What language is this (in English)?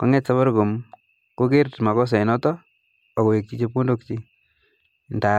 Kalenjin